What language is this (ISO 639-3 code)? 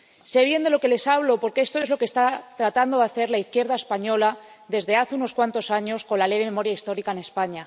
spa